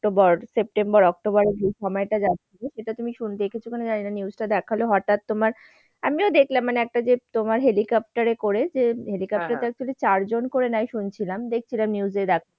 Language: Bangla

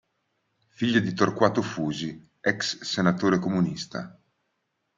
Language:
Italian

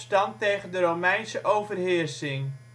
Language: Dutch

